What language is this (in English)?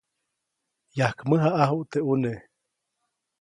Copainalá Zoque